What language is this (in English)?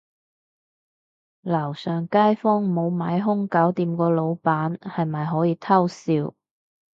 Cantonese